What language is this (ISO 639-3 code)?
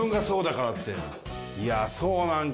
jpn